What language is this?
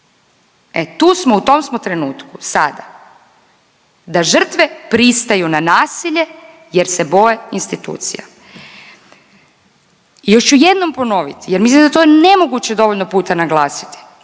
Croatian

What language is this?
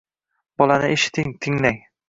Uzbek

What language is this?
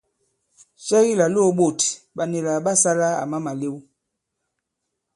Bankon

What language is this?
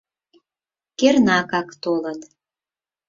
Mari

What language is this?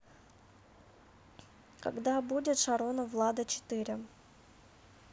Russian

